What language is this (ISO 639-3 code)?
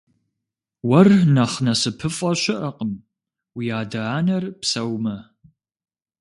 kbd